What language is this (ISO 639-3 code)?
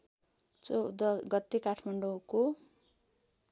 nep